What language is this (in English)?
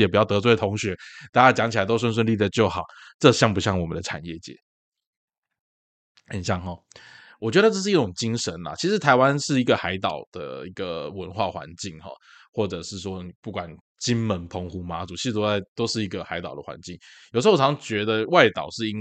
Chinese